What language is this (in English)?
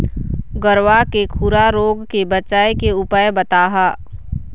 Chhattisgarhi